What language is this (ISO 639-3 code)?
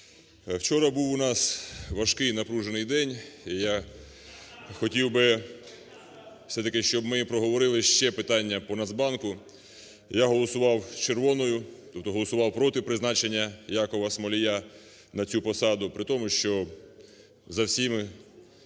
ukr